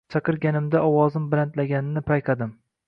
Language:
Uzbek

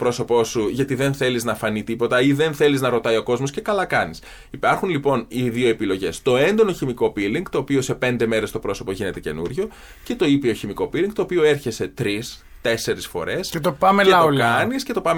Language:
Greek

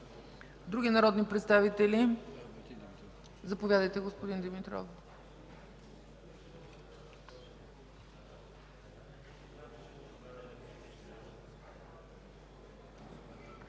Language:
Bulgarian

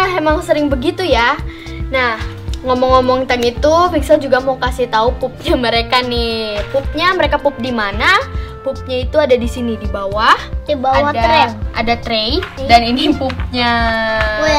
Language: Indonesian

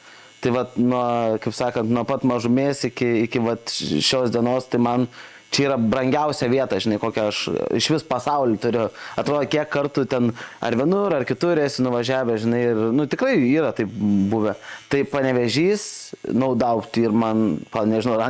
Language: Lithuanian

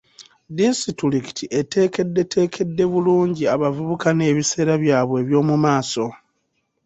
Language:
Ganda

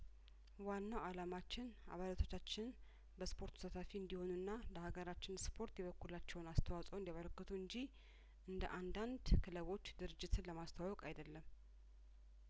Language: Amharic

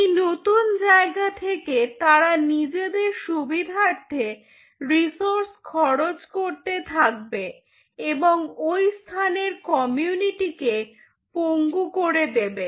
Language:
Bangla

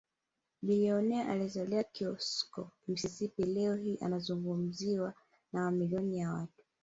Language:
Swahili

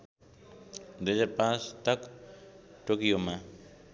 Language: Nepali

